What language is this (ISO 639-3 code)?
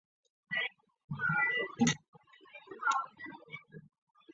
zho